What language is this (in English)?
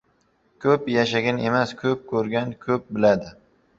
Uzbek